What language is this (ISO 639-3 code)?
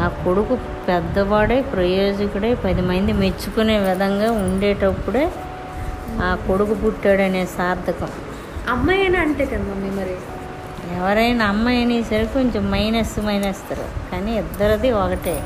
tel